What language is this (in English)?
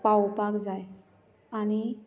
Konkani